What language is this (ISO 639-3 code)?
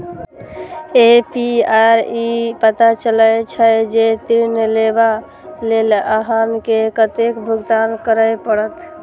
mai